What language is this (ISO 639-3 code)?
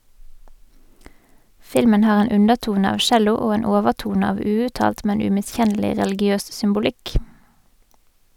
nor